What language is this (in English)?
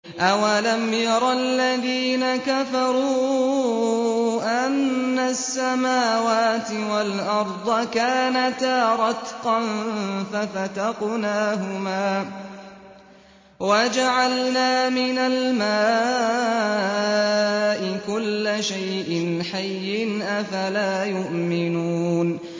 Arabic